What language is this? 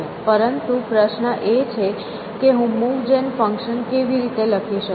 Gujarati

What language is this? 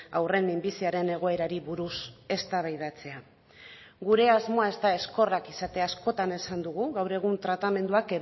Basque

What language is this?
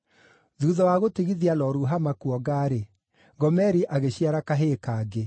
Kikuyu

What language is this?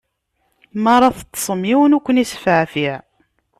Kabyle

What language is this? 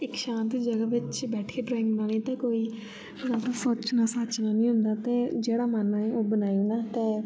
Dogri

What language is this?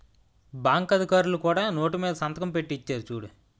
Telugu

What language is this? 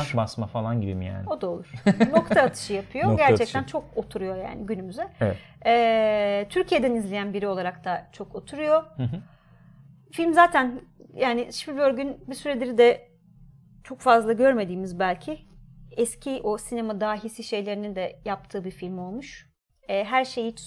Turkish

